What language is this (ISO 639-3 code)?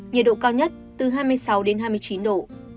vie